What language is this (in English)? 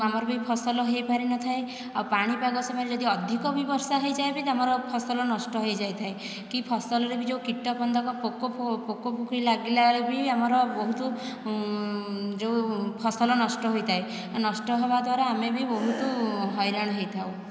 Odia